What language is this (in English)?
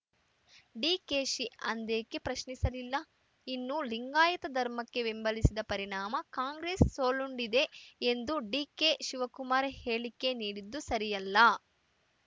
Kannada